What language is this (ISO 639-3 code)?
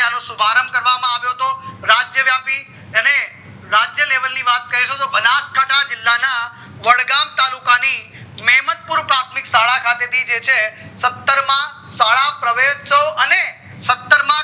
guj